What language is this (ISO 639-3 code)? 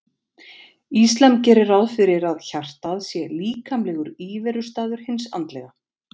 isl